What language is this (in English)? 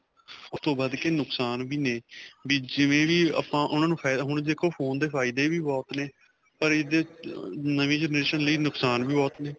Punjabi